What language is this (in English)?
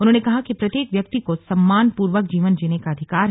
Hindi